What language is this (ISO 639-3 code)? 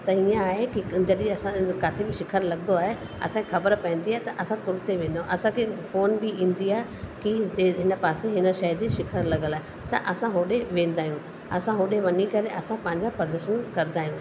snd